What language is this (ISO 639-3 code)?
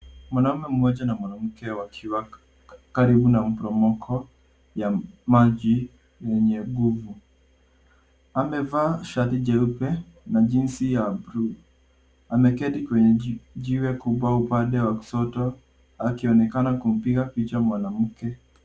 swa